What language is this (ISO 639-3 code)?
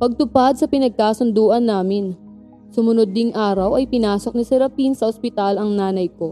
fil